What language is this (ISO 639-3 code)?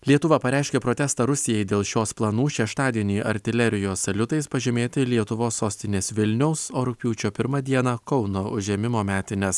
lit